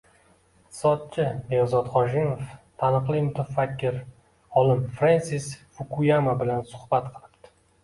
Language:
Uzbek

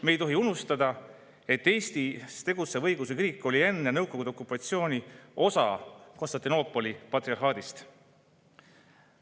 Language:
Estonian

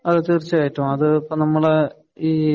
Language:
Malayalam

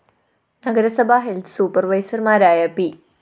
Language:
Malayalam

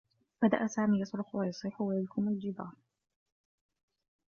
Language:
Arabic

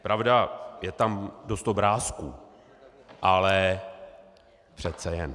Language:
Czech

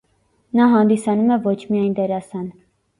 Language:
Armenian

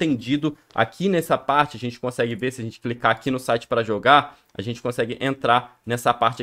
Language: Portuguese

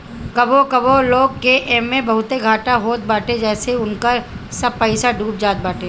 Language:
Bhojpuri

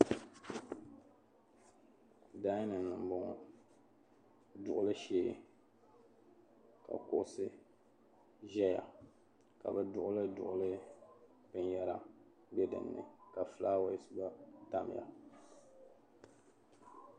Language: Dagbani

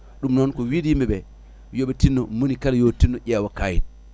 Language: Fula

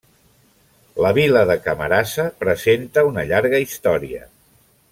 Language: Catalan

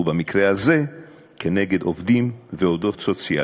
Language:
Hebrew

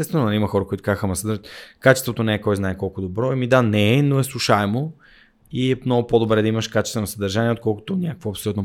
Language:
Bulgarian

